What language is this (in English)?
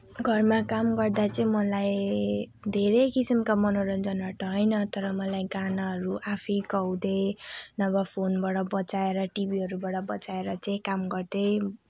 Nepali